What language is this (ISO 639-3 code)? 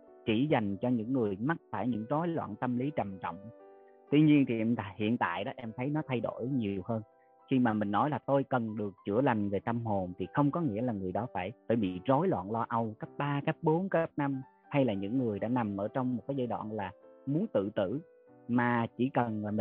vie